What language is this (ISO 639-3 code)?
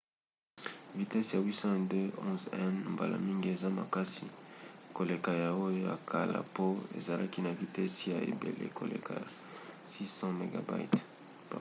lin